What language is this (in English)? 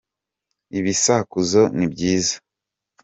Kinyarwanda